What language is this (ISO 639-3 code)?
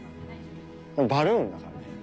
jpn